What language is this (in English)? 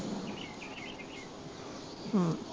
Punjabi